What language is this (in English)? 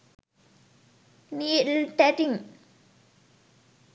Sinhala